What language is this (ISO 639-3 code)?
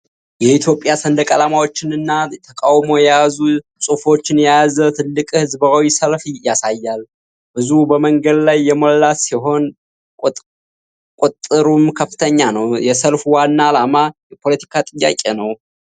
amh